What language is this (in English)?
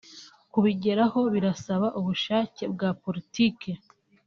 Kinyarwanda